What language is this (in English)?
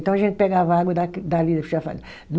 Portuguese